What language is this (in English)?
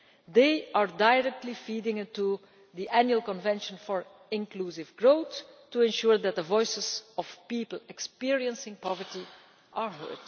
English